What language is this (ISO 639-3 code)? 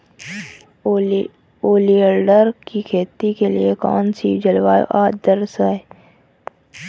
hin